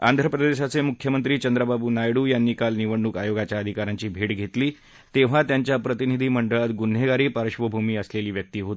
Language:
Marathi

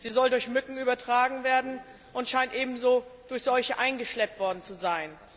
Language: German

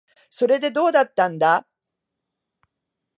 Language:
Japanese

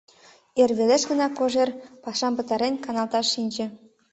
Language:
Mari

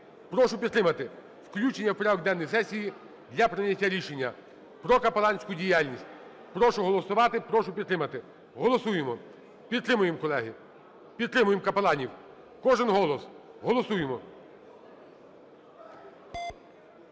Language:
Ukrainian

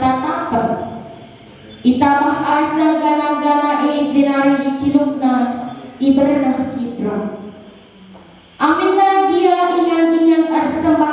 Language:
Indonesian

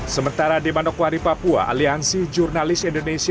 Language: Indonesian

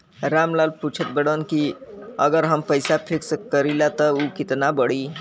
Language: Bhojpuri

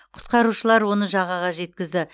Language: Kazakh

